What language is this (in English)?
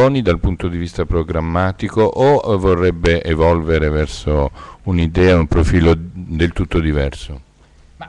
Italian